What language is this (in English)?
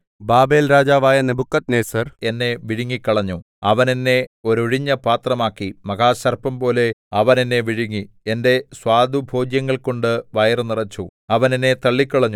Malayalam